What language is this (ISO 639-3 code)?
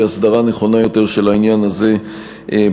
heb